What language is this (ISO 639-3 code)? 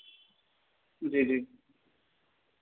doi